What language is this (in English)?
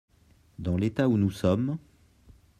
French